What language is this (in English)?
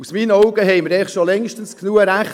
Swiss German